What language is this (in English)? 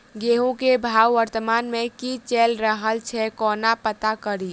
Maithili